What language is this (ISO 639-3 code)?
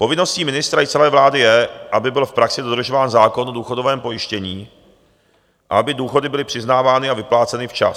ces